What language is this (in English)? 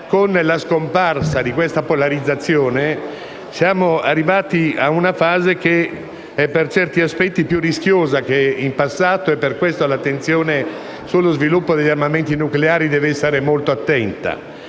Italian